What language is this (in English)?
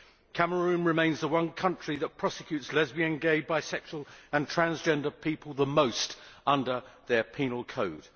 English